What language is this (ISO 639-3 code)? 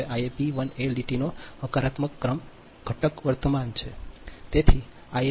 guj